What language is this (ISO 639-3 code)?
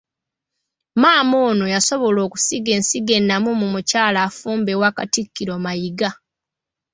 lug